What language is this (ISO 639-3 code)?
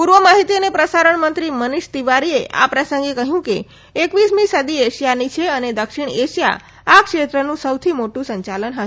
guj